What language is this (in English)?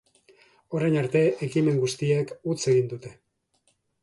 Basque